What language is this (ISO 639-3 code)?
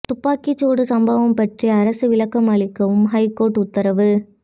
tam